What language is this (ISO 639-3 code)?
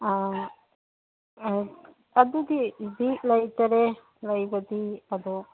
mni